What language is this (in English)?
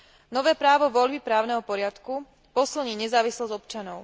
Slovak